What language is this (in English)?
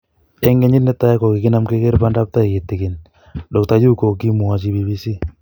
Kalenjin